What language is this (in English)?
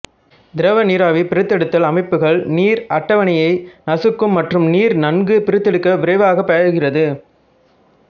Tamil